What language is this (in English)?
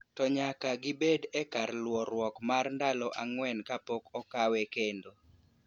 Luo (Kenya and Tanzania)